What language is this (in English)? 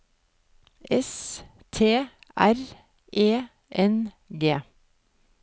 Norwegian